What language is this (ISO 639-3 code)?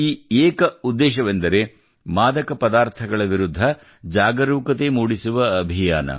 kan